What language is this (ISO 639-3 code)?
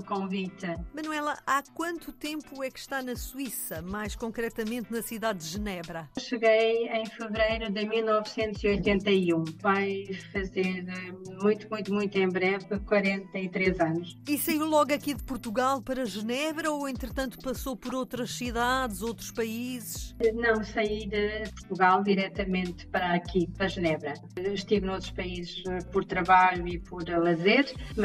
por